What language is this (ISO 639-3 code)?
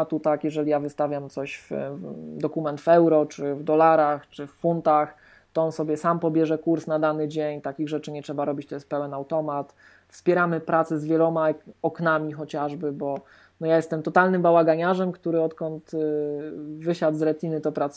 pol